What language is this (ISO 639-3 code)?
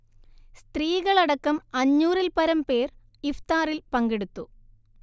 mal